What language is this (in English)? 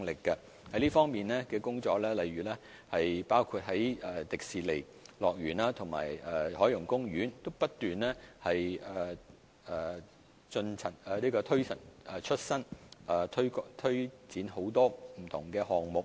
Cantonese